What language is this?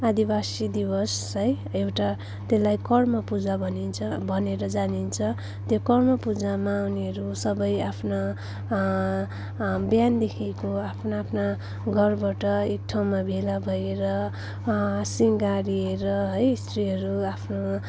Nepali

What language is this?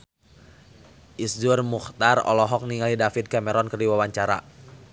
Sundanese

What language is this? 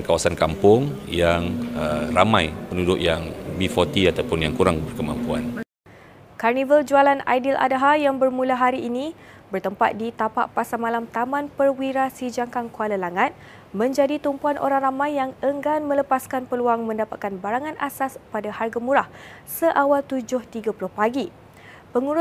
Malay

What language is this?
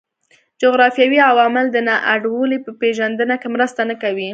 Pashto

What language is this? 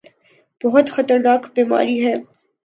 Urdu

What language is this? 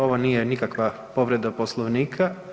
Croatian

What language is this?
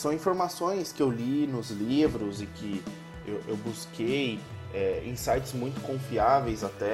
Portuguese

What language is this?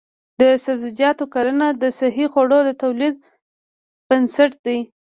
Pashto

